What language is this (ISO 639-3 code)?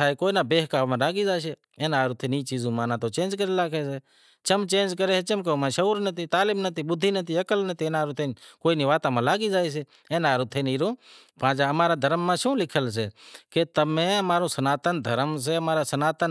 kxp